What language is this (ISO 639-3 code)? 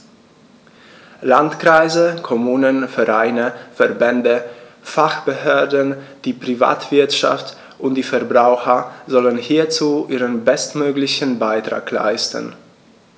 deu